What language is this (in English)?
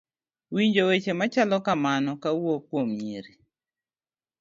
Luo (Kenya and Tanzania)